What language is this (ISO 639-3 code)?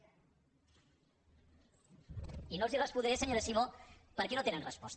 cat